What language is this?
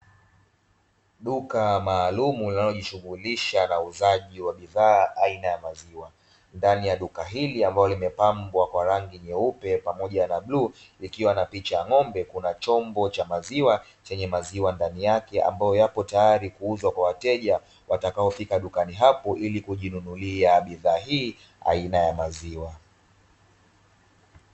Swahili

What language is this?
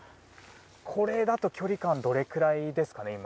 Japanese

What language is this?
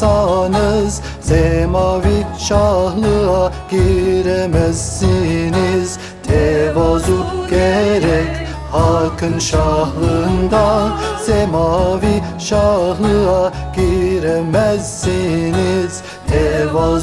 Turkish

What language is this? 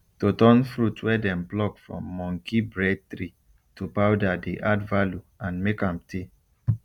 Nigerian Pidgin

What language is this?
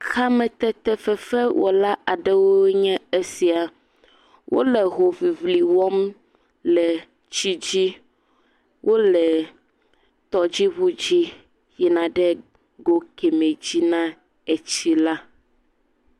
Ewe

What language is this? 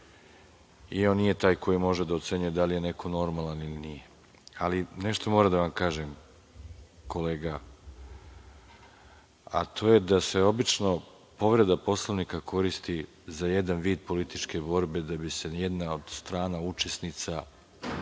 Serbian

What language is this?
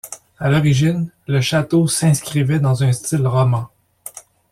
French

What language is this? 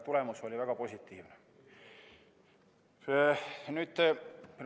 Estonian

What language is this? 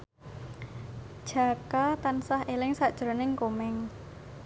Javanese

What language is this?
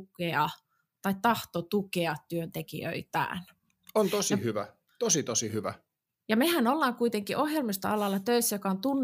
Finnish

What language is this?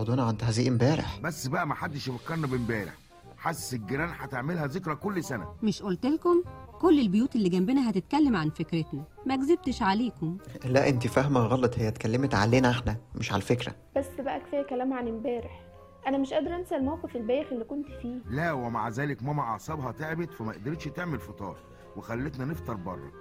Arabic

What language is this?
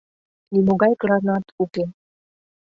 Mari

